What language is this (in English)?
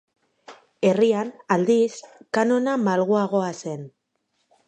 Basque